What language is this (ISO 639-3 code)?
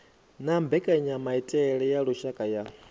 ven